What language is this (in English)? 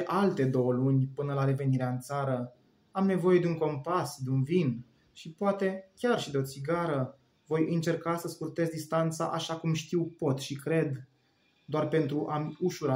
Romanian